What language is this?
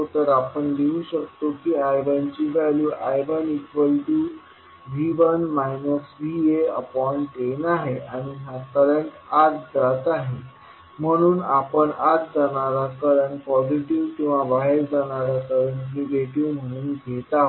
Marathi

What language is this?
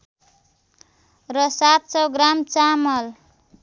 Nepali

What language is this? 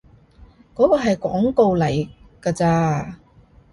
Cantonese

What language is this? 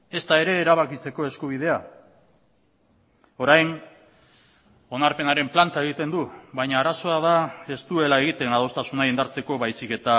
Basque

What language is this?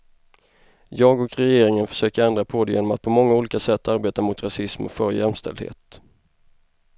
Swedish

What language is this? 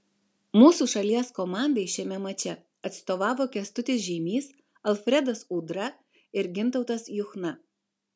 Lithuanian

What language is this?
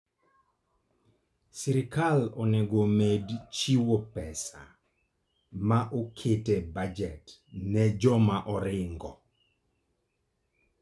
Luo (Kenya and Tanzania)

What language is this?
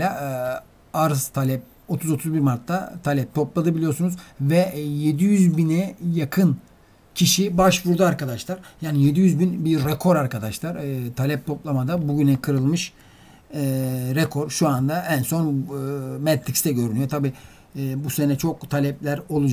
Turkish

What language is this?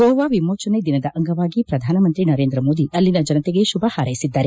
Kannada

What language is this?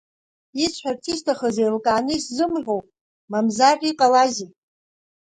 Abkhazian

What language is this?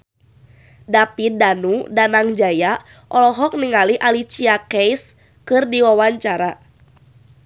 Sundanese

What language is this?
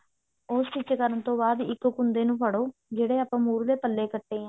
Punjabi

